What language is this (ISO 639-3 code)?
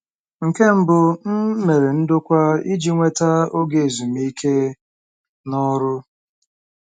ibo